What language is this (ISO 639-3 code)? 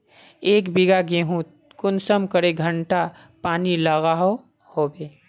mag